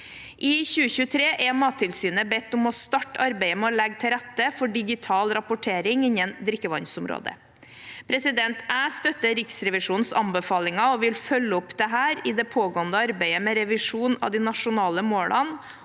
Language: Norwegian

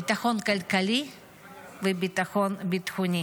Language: Hebrew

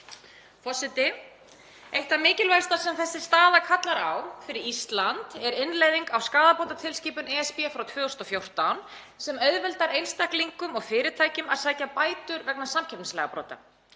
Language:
Icelandic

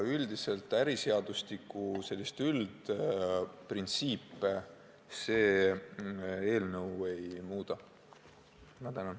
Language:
Estonian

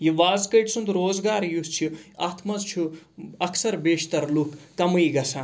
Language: Kashmiri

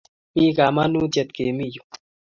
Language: Kalenjin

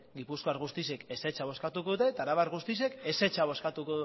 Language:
Basque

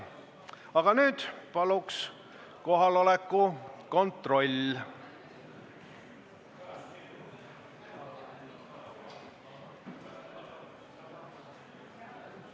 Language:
Estonian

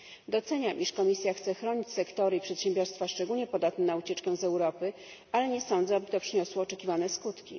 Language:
Polish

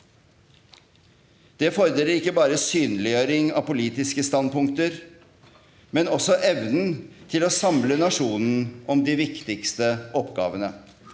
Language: Norwegian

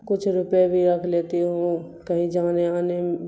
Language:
Urdu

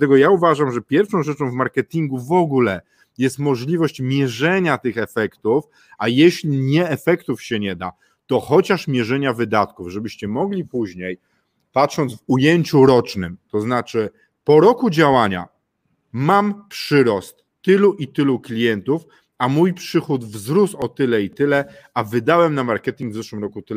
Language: Polish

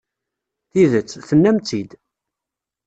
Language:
Kabyle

